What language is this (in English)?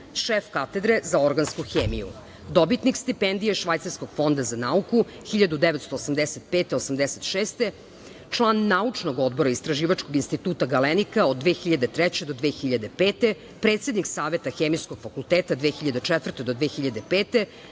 Serbian